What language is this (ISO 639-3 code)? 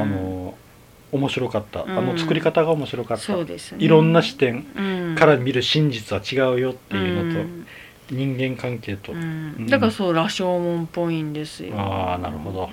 jpn